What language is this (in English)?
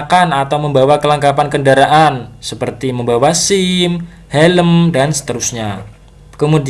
Indonesian